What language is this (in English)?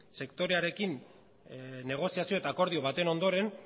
Basque